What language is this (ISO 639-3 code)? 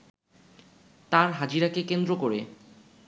ben